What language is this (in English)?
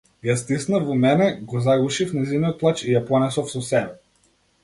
Macedonian